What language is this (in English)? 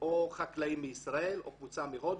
Hebrew